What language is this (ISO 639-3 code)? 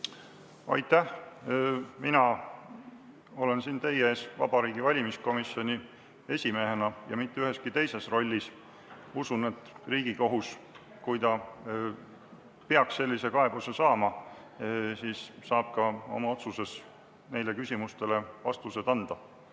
est